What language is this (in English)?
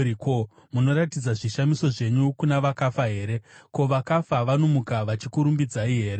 Shona